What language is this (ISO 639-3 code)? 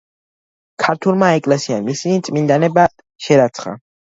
kat